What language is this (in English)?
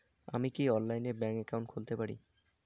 Bangla